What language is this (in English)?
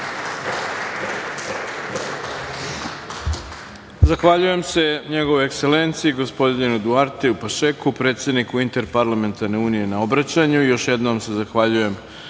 Serbian